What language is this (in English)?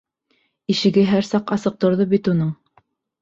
Bashkir